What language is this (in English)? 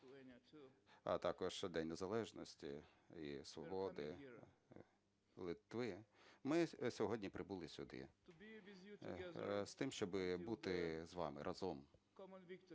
Ukrainian